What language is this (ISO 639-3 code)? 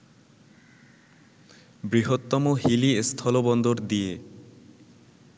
ben